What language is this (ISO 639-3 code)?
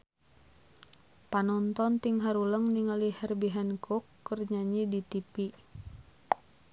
sun